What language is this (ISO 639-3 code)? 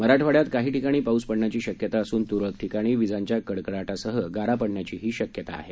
mar